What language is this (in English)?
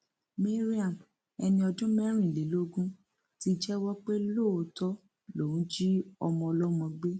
Yoruba